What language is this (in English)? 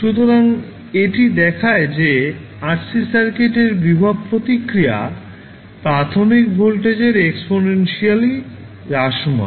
Bangla